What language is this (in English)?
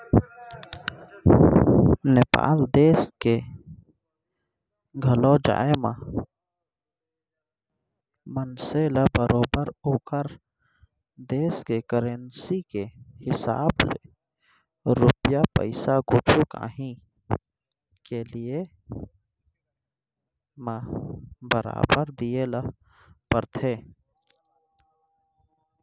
Chhattisgarhi